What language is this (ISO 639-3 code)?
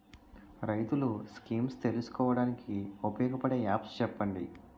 tel